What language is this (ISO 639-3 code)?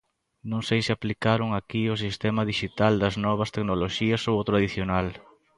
glg